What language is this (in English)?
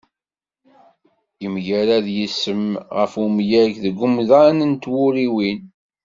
Kabyle